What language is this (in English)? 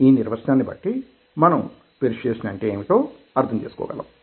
Telugu